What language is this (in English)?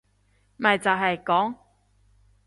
Cantonese